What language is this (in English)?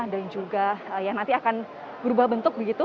Indonesian